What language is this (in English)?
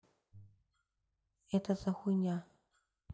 Russian